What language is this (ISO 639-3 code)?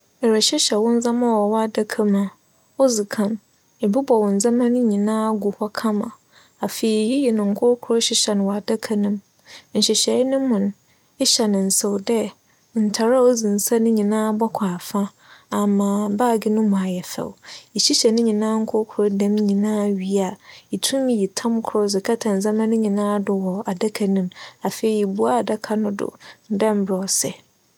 aka